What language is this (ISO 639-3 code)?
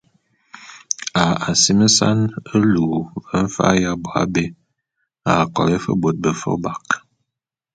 bum